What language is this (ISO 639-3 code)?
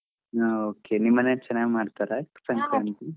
kan